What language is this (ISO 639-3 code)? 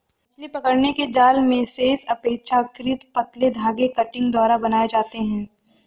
hin